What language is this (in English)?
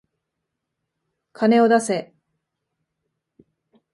Japanese